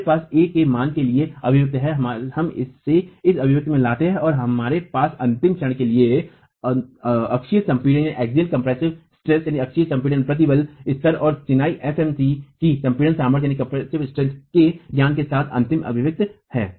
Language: Hindi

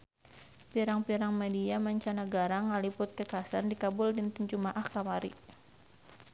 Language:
Sundanese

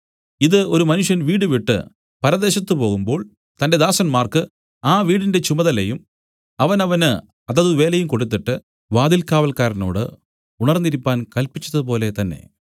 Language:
Malayalam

